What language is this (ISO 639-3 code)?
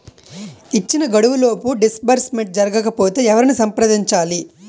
tel